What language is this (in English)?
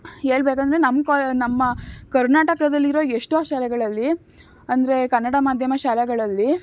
Kannada